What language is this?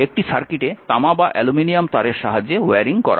Bangla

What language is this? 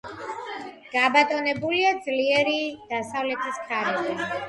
Georgian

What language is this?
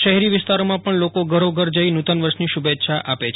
Gujarati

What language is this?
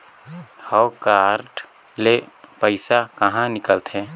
Chhattisgarhi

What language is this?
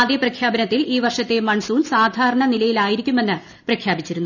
Malayalam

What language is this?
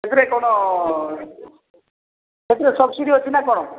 Odia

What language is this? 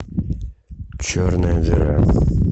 Russian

